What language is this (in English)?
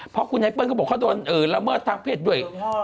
Thai